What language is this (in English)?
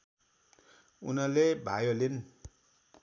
Nepali